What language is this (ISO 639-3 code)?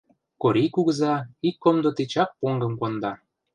chm